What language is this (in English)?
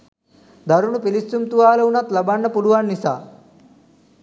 Sinhala